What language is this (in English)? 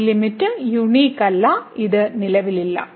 Malayalam